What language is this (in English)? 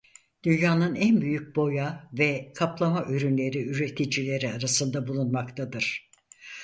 Turkish